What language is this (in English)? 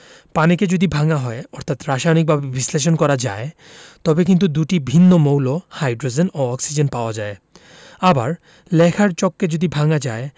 Bangla